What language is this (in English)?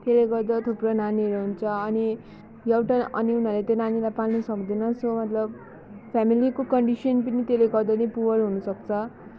Nepali